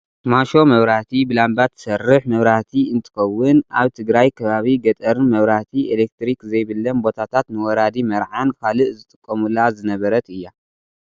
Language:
Tigrinya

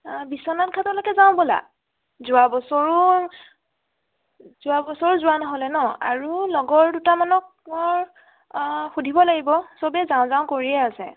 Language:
Assamese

